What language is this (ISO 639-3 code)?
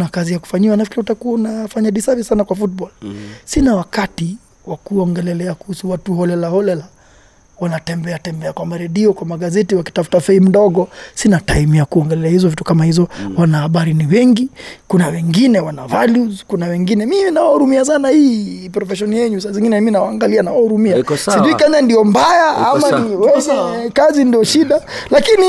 swa